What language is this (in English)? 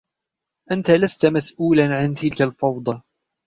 Arabic